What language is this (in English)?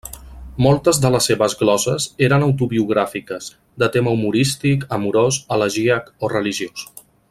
Catalan